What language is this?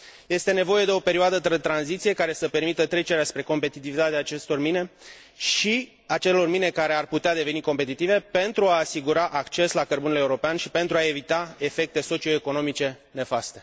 Romanian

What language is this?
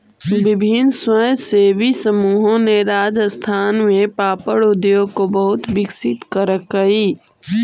Magahi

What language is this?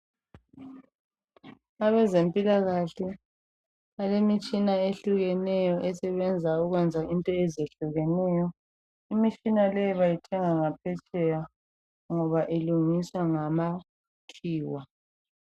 North Ndebele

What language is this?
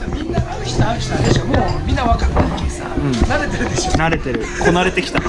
Japanese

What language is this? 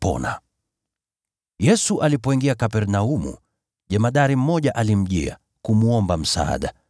Swahili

